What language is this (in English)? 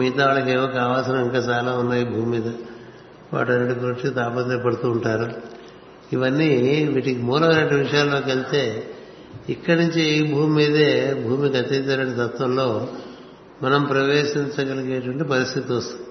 Telugu